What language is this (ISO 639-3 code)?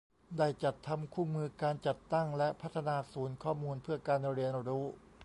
tha